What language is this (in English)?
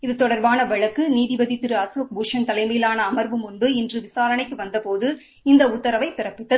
Tamil